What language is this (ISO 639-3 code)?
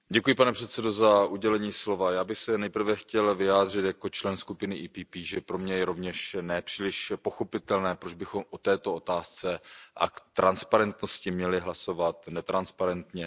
ces